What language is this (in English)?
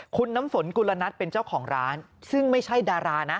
Thai